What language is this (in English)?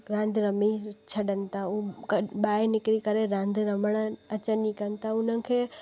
Sindhi